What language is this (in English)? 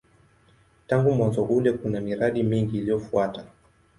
Swahili